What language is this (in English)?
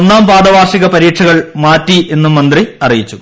Malayalam